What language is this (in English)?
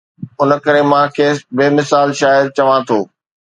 Sindhi